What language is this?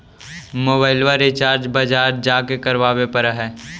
Magahi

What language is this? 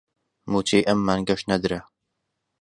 Central Kurdish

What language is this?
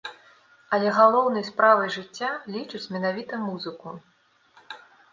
Belarusian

